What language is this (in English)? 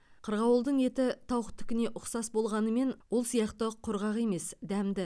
Kazakh